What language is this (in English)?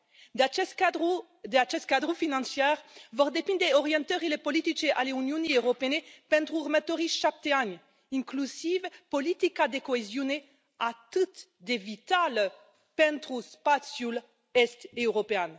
Romanian